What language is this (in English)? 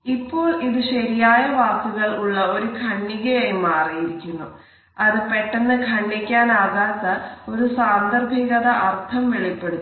Malayalam